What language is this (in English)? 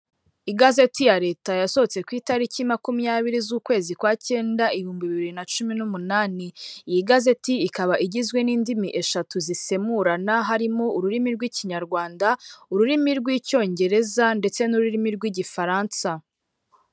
Kinyarwanda